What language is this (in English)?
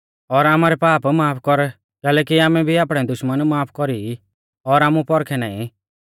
Mahasu Pahari